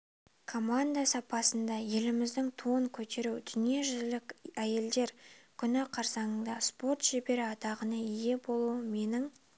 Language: Kazakh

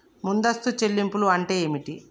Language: Telugu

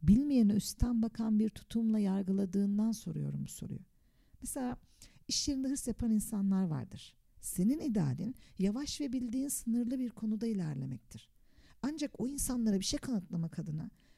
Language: Turkish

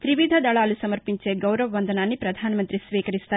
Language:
Telugu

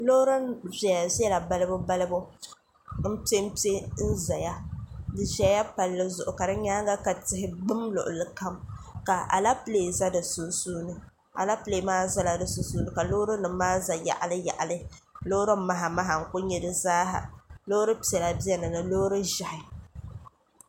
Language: Dagbani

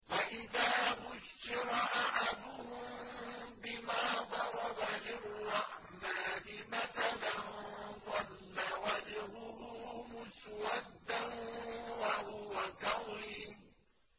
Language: Arabic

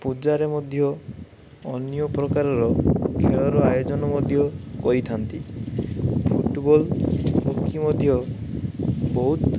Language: Odia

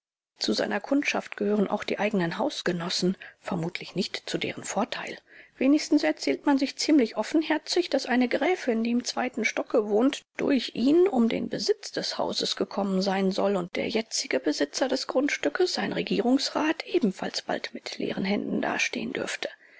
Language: German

